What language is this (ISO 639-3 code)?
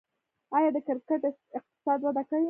pus